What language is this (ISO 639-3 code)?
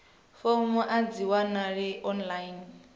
ven